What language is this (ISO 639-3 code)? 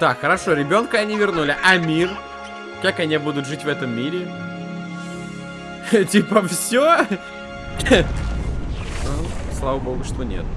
rus